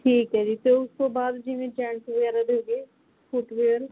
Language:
Punjabi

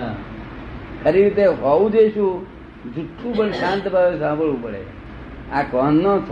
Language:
Gujarati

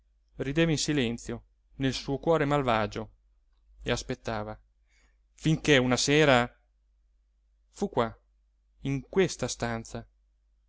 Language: Italian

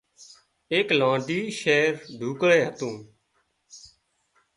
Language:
Wadiyara Koli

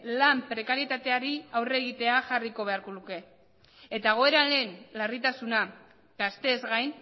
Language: Basque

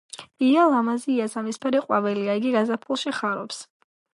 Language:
Georgian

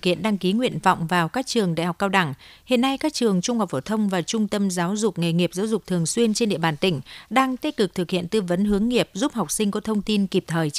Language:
Vietnamese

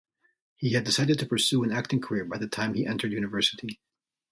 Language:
English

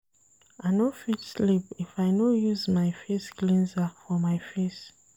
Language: Nigerian Pidgin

